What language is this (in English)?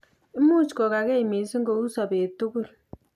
Kalenjin